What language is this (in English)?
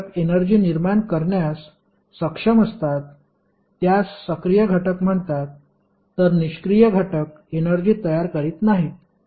Marathi